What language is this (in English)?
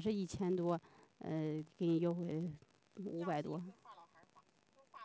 Chinese